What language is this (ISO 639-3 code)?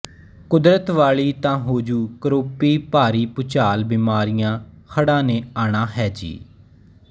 pan